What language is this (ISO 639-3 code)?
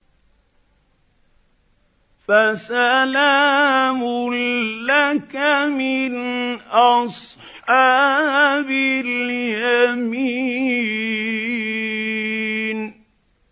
ara